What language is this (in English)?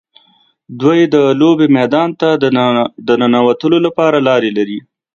Pashto